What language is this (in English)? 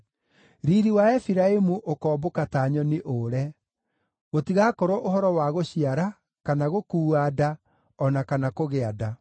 Kikuyu